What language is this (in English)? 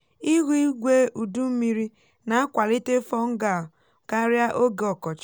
Igbo